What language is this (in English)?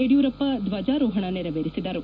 Kannada